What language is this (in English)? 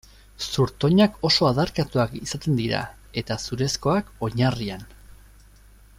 Basque